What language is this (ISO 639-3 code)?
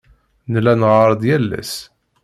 kab